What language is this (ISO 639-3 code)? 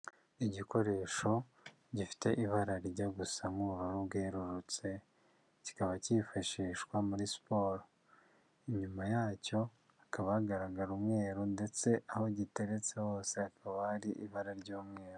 kin